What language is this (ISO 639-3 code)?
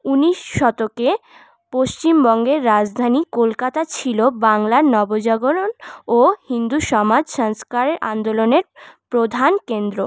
ben